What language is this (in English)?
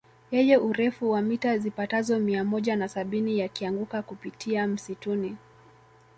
Swahili